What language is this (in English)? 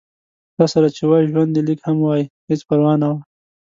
Pashto